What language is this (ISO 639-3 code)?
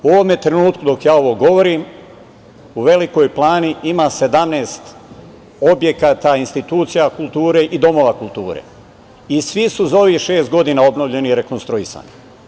srp